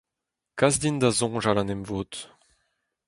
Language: Breton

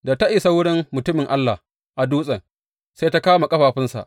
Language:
Hausa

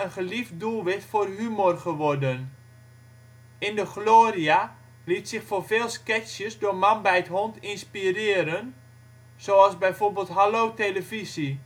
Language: Dutch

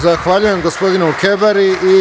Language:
Serbian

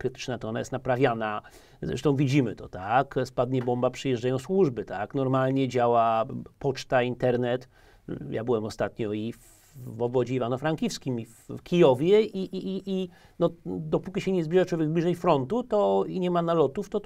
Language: Polish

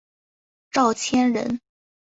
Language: Chinese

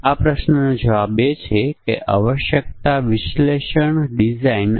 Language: Gujarati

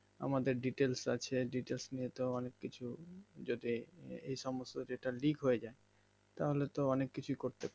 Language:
Bangla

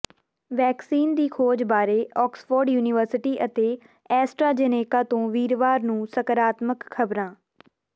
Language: Punjabi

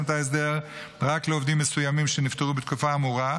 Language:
Hebrew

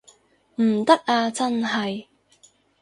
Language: Cantonese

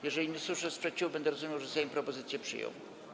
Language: Polish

